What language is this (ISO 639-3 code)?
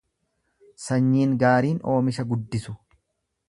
orm